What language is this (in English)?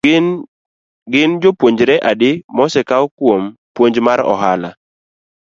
Luo (Kenya and Tanzania)